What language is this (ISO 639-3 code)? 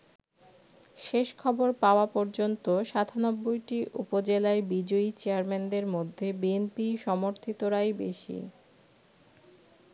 ben